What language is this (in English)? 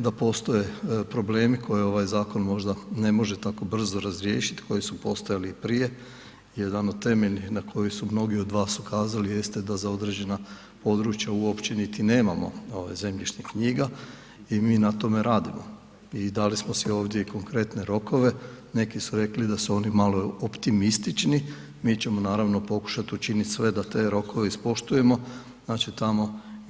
Croatian